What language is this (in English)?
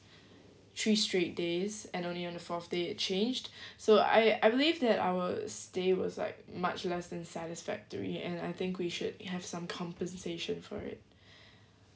English